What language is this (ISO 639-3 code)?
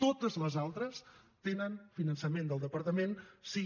cat